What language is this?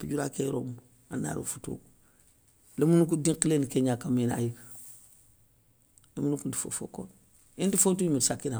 Soninke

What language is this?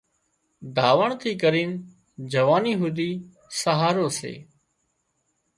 Wadiyara Koli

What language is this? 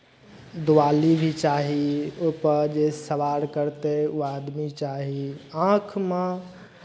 Maithili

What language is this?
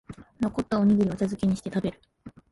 Japanese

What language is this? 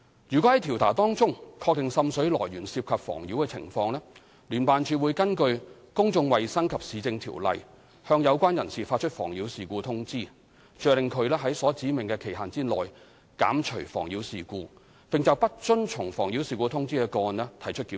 Cantonese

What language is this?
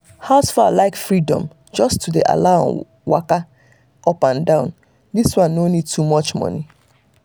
Nigerian Pidgin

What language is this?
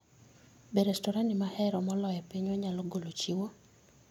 Luo (Kenya and Tanzania)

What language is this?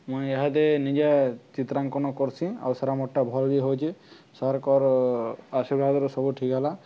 Odia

